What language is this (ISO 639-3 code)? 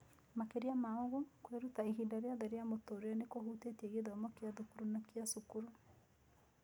kik